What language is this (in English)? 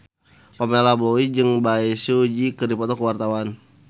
Sundanese